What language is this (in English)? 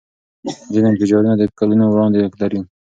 Pashto